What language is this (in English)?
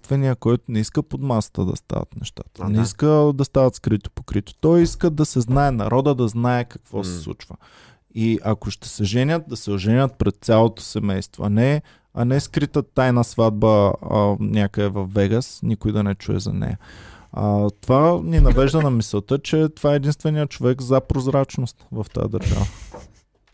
Bulgarian